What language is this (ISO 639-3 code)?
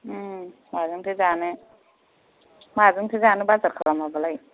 brx